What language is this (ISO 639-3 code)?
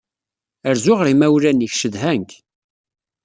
kab